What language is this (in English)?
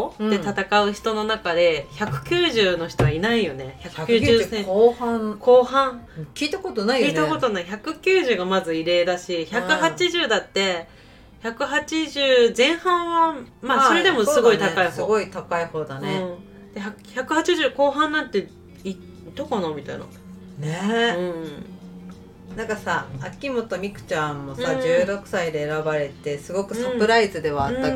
Japanese